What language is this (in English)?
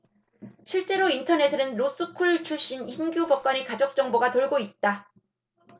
Korean